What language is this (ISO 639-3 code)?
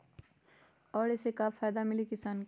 mag